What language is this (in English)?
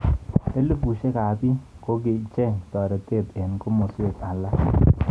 Kalenjin